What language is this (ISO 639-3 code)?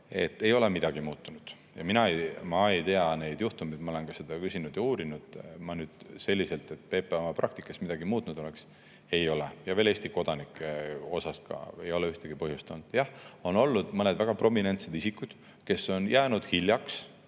est